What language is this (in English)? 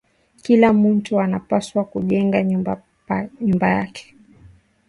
Swahili